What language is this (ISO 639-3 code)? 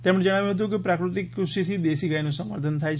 guj